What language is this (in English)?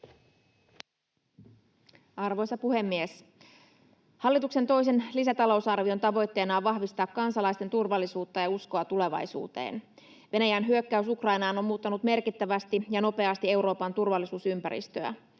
Finnish